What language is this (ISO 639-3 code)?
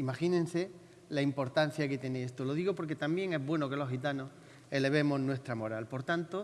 spa